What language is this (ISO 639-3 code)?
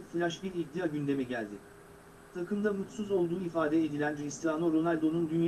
tur